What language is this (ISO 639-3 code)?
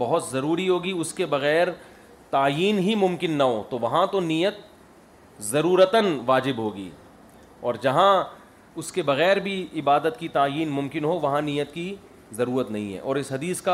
urd